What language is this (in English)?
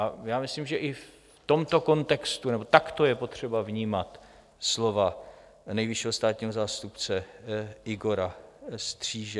Czech